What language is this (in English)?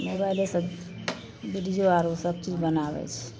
Maithili